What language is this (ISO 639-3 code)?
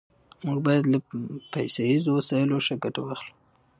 pus